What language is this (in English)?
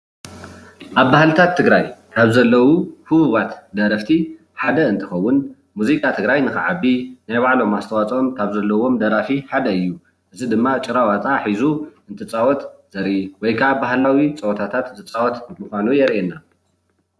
Tigrinya